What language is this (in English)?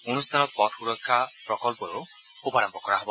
Assamese